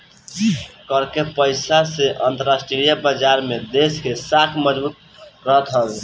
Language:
Bhojpuri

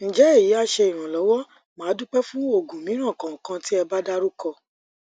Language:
Yoruba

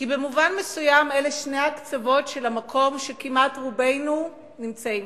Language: Hebrew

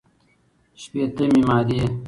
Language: Pashto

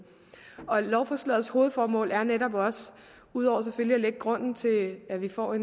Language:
Danish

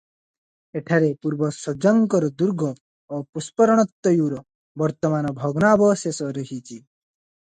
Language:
Odia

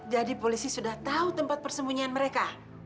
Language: Indonesian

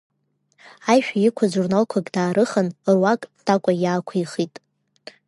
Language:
Abkhazian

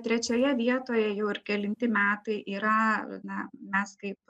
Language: Lithuanian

